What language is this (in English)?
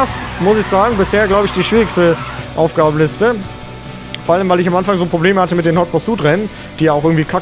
German